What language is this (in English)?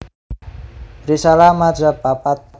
Javanese